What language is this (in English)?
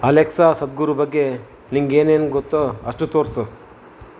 Kannada